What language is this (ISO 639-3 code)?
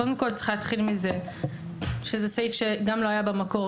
heb